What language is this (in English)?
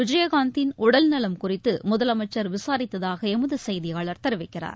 Tamil